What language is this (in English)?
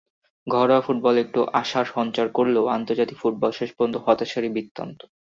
Bangla